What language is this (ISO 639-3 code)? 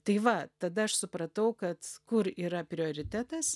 lit